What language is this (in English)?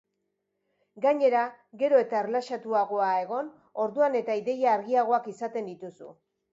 Basque